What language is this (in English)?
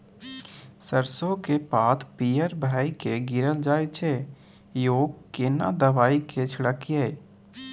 Maithili